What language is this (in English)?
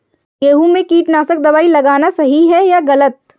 Hindi